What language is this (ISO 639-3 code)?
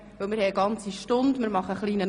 gsw